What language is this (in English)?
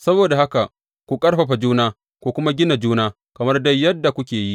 Hausa